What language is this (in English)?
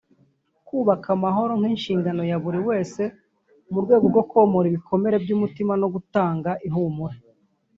Kinyarwanda